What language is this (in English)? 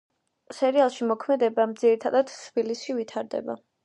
Georgian